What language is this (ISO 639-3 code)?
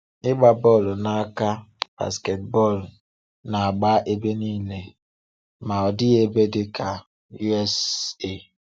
ibo